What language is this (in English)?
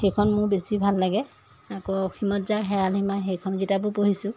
Assamese